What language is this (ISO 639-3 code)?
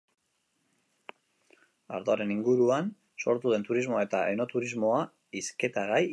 eus